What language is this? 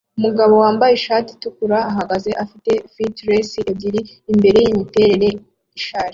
Kinyarwanda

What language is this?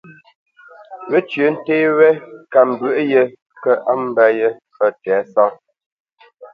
Bamenyam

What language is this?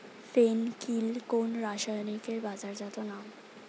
Bangla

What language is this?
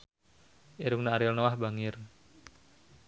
Sundanese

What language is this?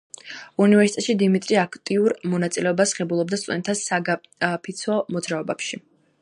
Georgian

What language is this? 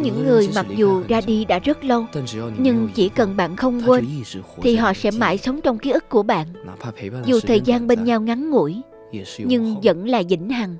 Vietnamese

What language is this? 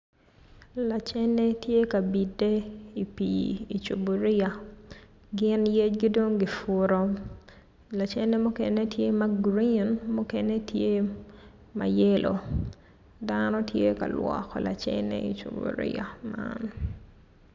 Acoli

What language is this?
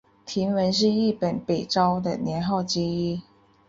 Chinese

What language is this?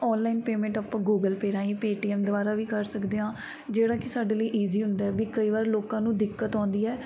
Punjabi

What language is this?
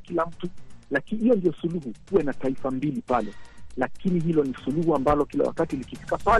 Swahili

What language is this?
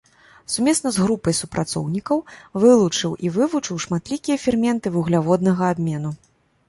Belarusian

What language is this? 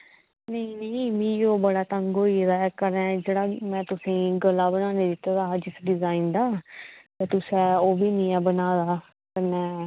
Dogri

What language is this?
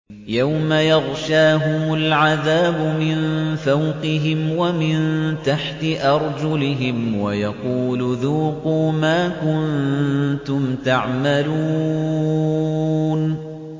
Arabic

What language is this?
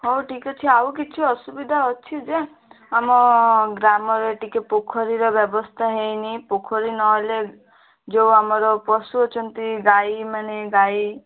Odia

